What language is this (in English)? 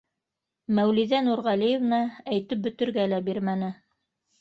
Bashkir